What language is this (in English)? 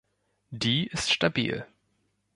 German